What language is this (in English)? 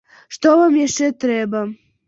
Belarusian